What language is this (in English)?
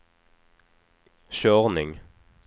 Swedish